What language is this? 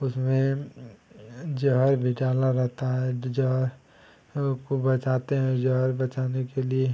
Hindi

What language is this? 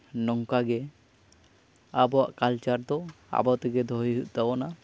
Santali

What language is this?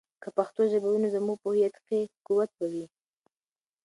Pashto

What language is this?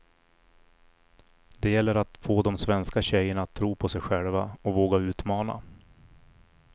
Swedish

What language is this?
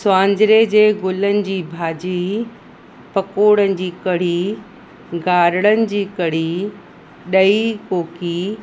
Sindhi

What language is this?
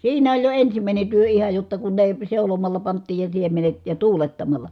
Finnish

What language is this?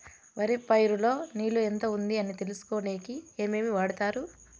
Telugu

